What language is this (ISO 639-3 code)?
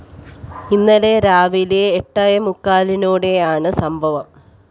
mal